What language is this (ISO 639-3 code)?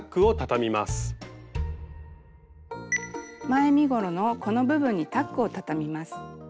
jpn